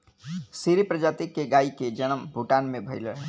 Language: Bhojpuri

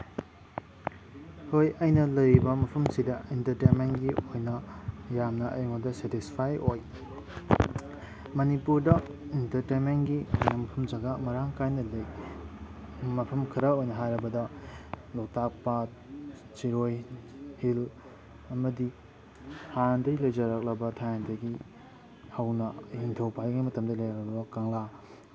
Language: Manipuri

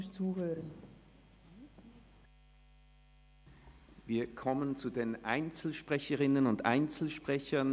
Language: Swiss German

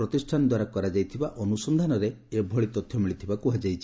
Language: Odia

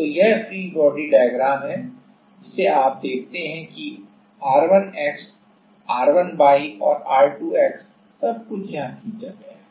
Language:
Hindi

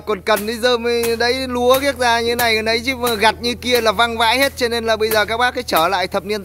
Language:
Vietnamese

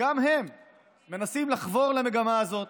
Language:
Hebrew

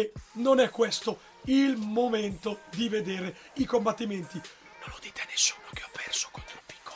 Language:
Italian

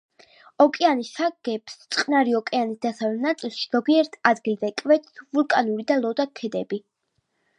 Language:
Georgian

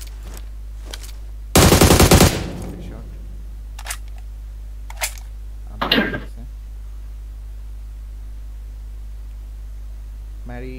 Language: Spanish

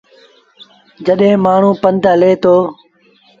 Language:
Sindhi Bhil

